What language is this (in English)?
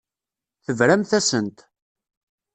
Kabyle